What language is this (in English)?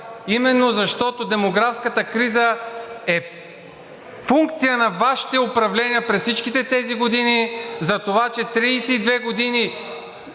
Bulgarian